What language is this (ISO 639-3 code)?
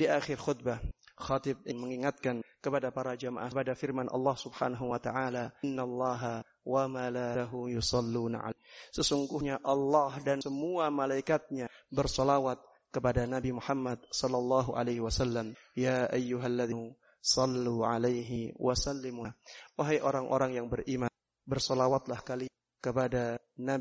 ind